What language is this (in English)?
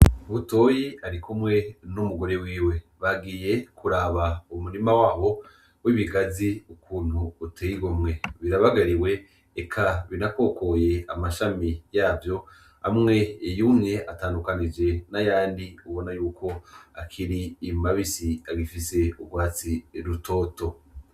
Rundi